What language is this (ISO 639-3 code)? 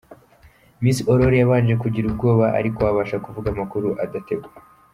kin